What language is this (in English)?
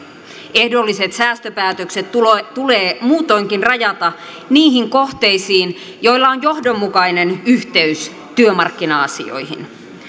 Finnish